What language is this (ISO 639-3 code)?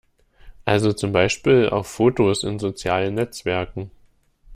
deu